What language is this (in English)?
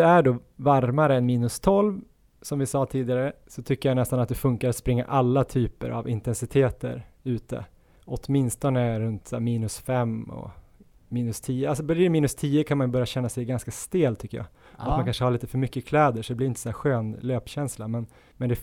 Swedish